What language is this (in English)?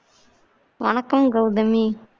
Tamil